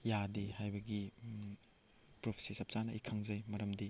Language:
Manipuri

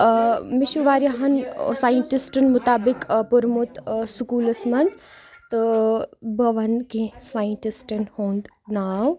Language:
Kashmiri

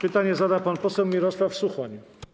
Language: Polish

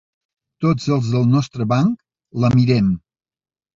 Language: Catalan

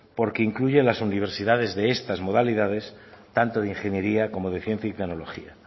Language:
Spanish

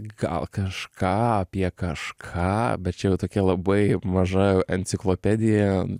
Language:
Lithuanian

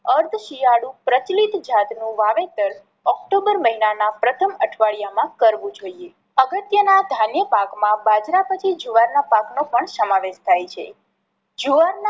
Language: Gujarati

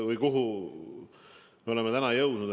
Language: Estonian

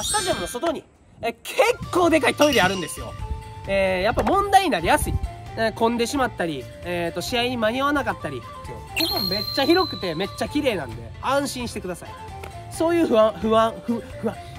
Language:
Japanese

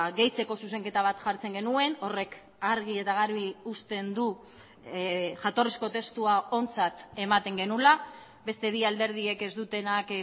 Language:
Basque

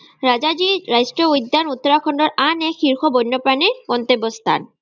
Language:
Assamese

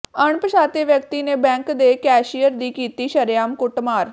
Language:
Punjabi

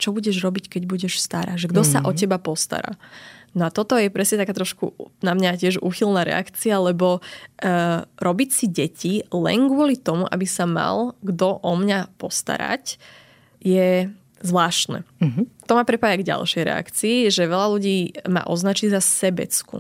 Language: Slovak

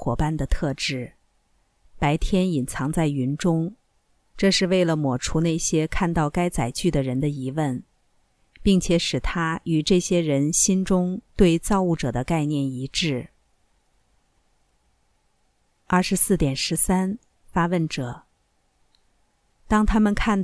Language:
Chinese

